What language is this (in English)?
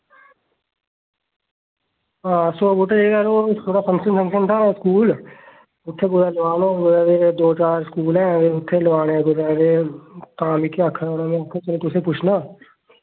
Dogri